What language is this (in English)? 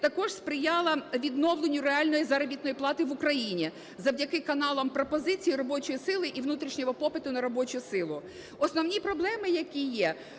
Ukrainian